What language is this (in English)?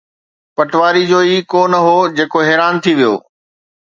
Sindhi